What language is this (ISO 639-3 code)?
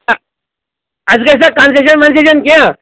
kas